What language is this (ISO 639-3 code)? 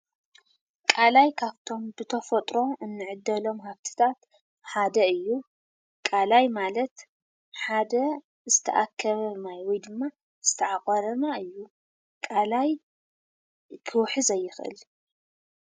tir